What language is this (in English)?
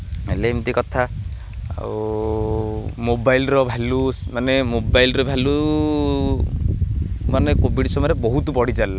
Odia